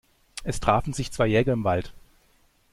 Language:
German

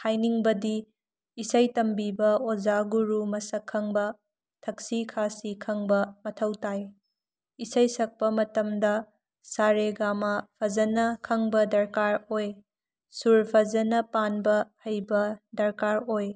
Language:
Manipuri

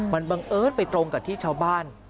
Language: Thai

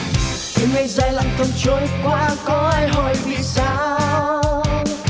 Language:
Vietnamese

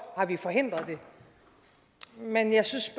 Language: Danish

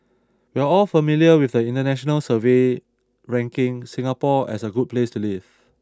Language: English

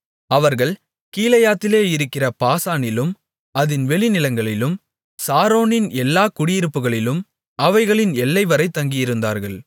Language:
Tamil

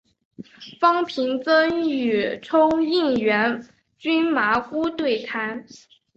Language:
Chinese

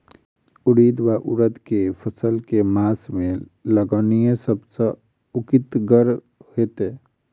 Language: Maithili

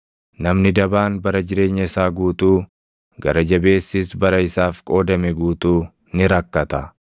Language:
Oromo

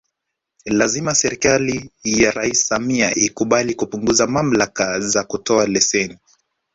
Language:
Swahili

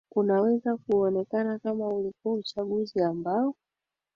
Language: Swahili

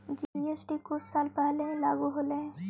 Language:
Magahi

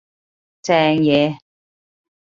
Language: Cantonese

